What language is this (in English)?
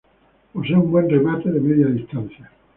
Spanish